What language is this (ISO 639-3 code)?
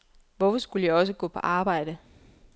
dan